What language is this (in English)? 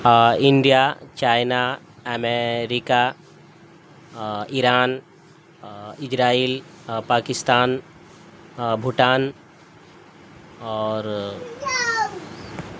Urdu